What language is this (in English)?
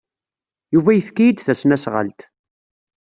Kabyle